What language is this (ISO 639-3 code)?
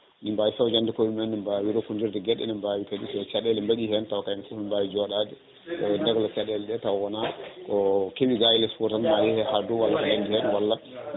ful